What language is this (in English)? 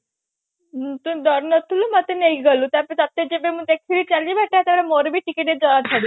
Odia